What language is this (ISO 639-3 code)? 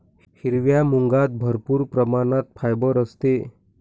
mar